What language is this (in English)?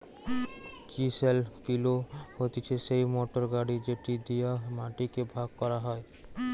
Bangla